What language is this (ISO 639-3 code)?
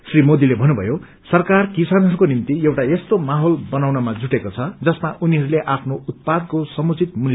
nep